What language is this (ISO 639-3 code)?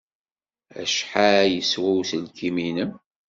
kab